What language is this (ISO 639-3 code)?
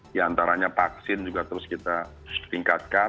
ind